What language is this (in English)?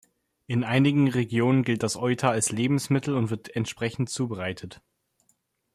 German